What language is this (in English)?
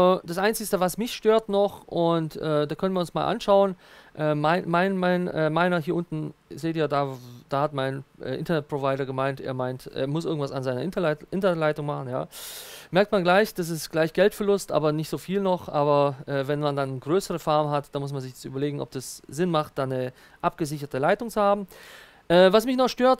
German